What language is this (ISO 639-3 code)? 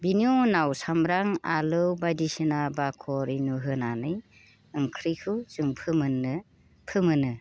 brx